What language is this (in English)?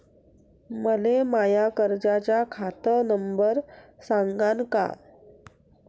Marathi